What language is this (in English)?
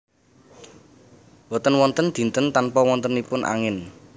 Javanese